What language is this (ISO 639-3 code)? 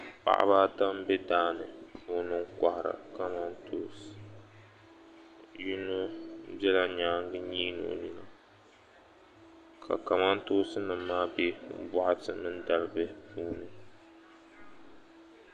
dag